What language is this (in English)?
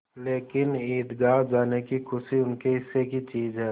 Hindi